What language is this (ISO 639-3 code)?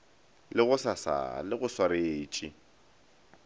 nso